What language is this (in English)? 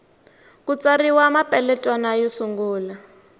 Tsonga